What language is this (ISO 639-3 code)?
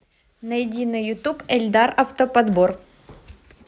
rus